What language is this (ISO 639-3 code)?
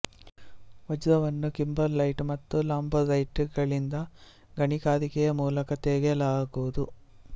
kan